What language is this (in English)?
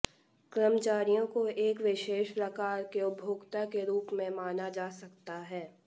Hindi